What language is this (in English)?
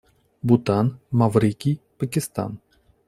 Russian